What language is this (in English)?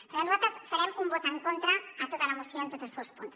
Catalan